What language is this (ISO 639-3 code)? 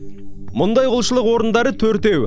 kaz